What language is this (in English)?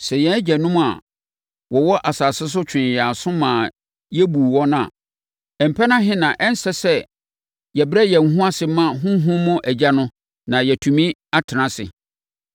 Akan